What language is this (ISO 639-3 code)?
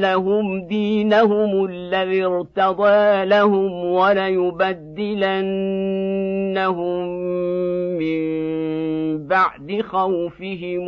ara